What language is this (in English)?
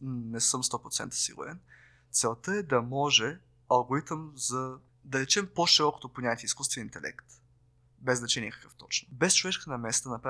Bulgarian